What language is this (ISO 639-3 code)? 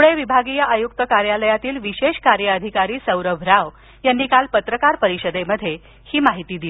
mar